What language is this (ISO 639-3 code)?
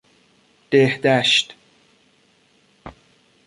fas